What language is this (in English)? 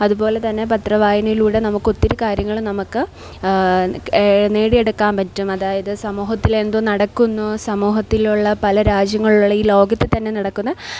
Malayalam